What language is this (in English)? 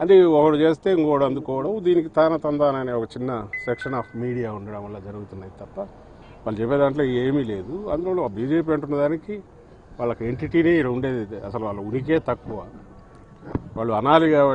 Hindi